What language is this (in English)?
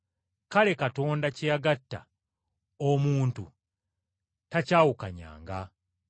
Ganda